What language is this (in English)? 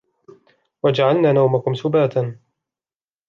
Arabic